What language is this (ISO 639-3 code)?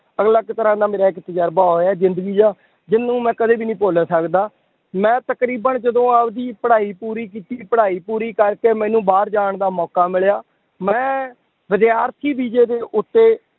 pan